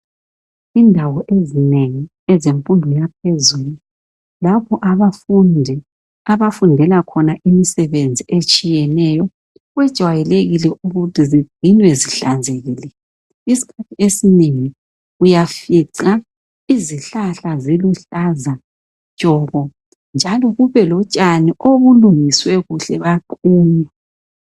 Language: North Ndebele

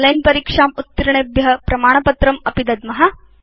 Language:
Sanskrit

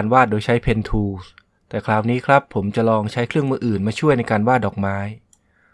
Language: Thai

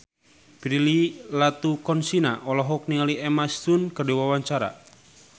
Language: Sundanese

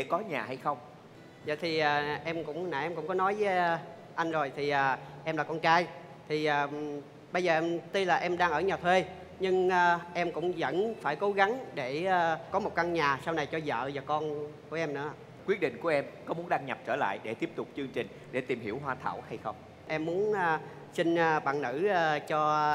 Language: Vietnamese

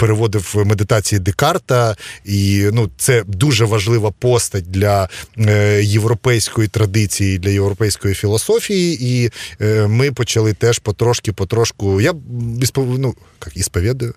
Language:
Ukrainian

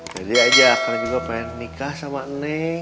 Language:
Indonesian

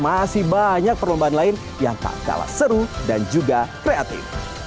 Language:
Indonesian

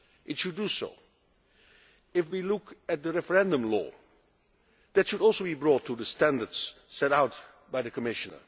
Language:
English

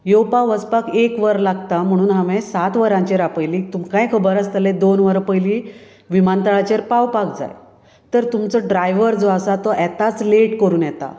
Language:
Konkani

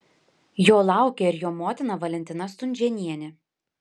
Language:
Lithuanian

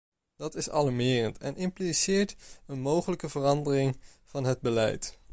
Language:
Dutch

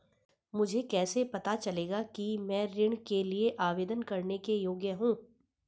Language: Hindi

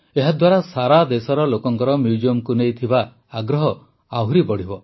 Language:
Odia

